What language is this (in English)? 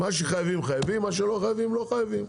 Hebrew